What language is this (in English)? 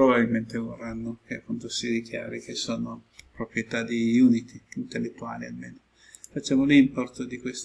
Italian